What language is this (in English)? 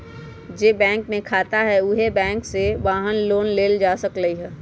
Magahi